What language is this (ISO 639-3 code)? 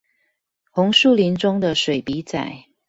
zho